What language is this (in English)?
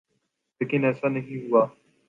Urdu